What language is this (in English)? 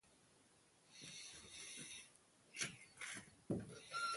Kalkoti